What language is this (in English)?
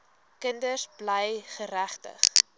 Afrikaans